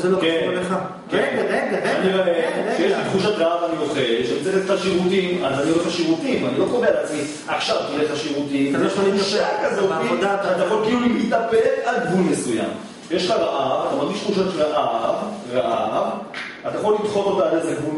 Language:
Hebrew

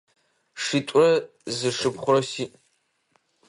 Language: Adyghe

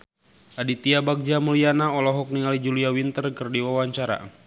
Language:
Sundanese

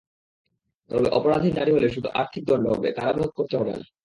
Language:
Bangla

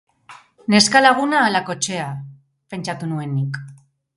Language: Basque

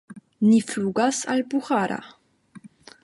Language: Esperanto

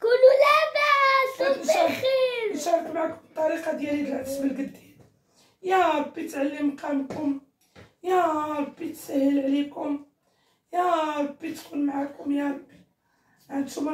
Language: Arabic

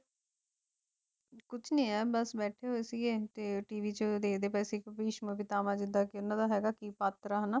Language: Punjabi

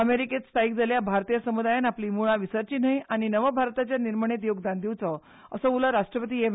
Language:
Konkani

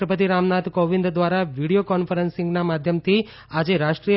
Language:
Gujarati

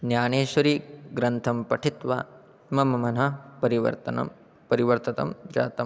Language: Sanskrit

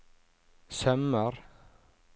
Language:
Norwegian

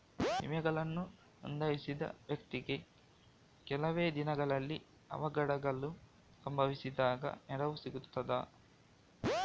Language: Kannada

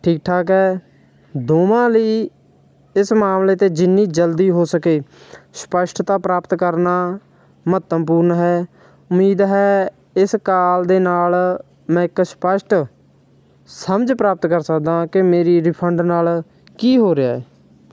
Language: Punjabi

